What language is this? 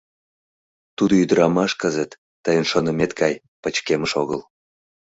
Mari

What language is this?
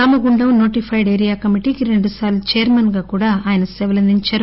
Telugu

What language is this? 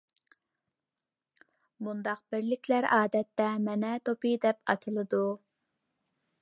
Uyghur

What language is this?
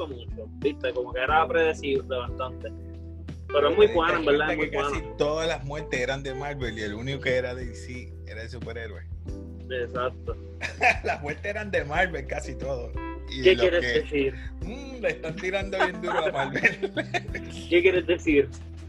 Spanish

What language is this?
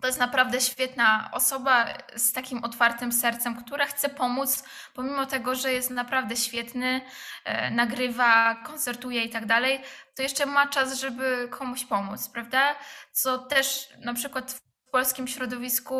Polish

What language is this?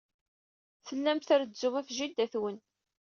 Kabyle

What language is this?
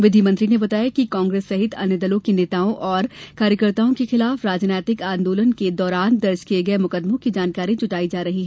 Hindi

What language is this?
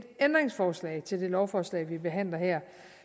Danish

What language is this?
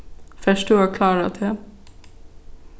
Faroese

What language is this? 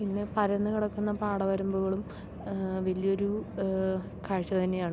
Malayalam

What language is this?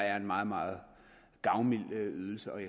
Danish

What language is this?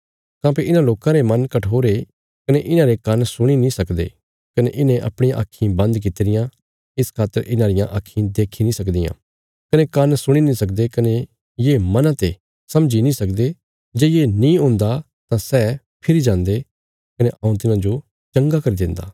Bilaspuri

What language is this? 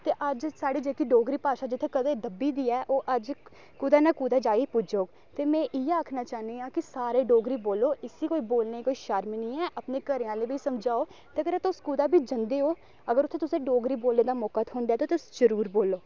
Dogri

